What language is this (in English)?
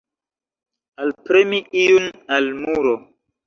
Esperanto